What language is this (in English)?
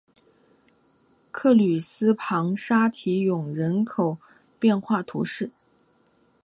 Chinese